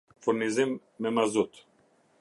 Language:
Albanian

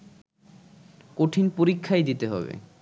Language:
Bangla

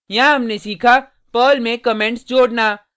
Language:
Hindi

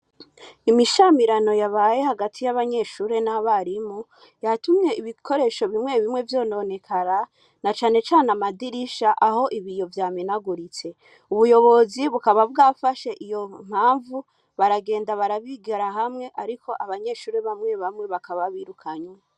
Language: Rundi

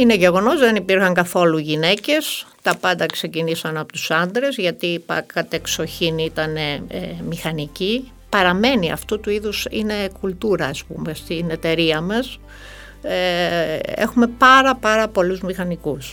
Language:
Greek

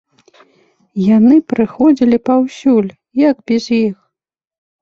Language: Belarusian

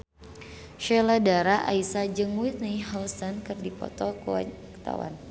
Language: Sundanese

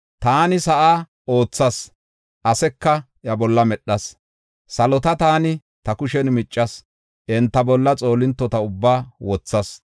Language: Gofa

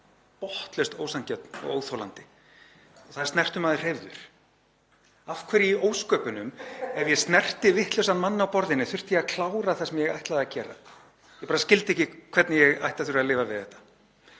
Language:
Icelandic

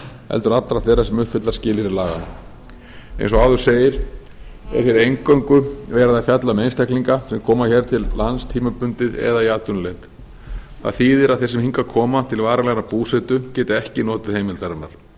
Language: Icelandic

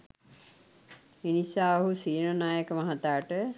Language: Sinhala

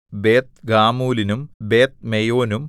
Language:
Malayalam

